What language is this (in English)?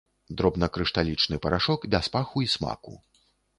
Belarusian